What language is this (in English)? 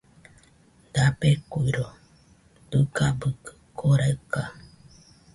Nüpode Huitoto